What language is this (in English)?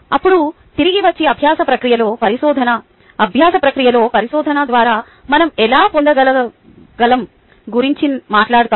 Telugu